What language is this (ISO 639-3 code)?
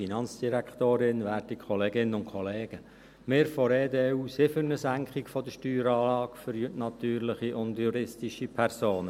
gsw